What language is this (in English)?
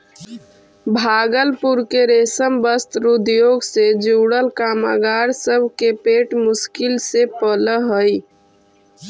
Magahi